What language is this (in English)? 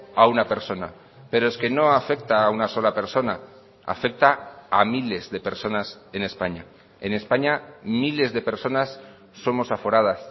Spanish